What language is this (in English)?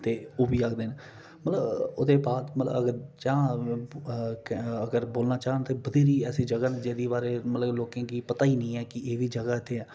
Dogri